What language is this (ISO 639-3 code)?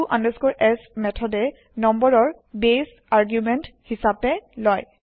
asm